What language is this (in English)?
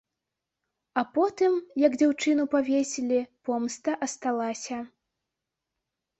Belarusian